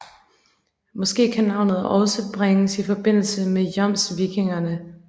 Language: Danish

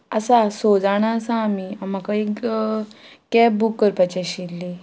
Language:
Konkani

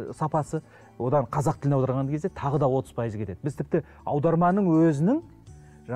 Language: Turkish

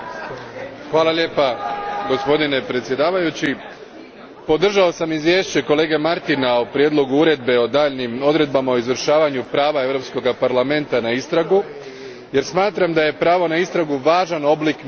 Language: Croatian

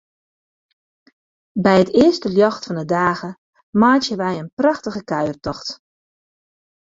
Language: Western Frisian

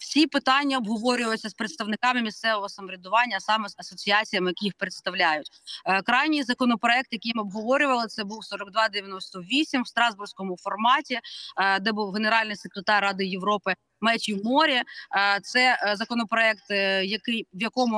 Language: Ukrainian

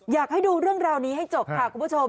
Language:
Thai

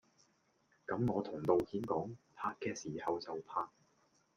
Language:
Cantonese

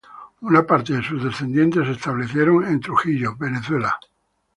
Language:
Spanish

